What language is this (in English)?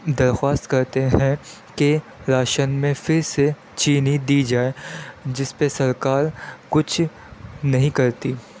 Urdu